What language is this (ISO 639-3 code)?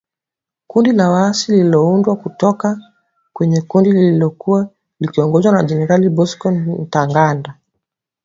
swa